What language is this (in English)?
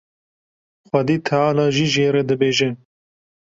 Kurdish